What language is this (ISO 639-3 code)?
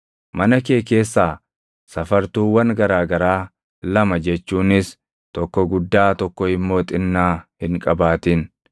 orm